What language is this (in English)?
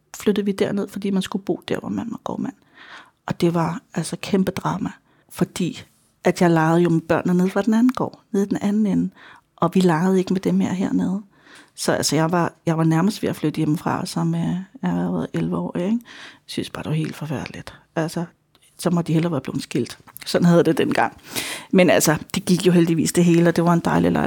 Danish